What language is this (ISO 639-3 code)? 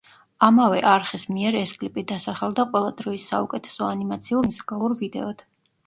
kat